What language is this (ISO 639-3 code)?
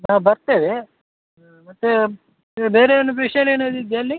kan